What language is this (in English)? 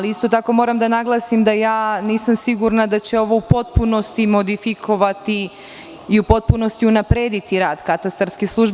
Serbian